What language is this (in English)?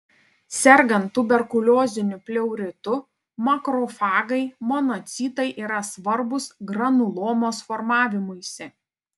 Lithuanian